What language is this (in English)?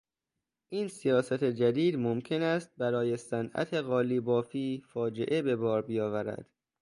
Persian